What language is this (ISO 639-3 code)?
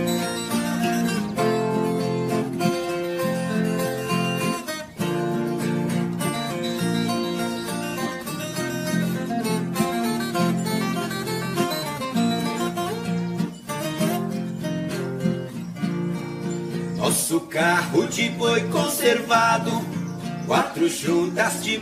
por